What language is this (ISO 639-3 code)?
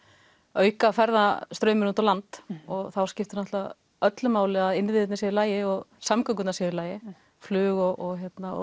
isl